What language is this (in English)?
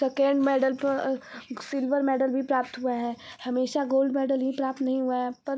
Hindi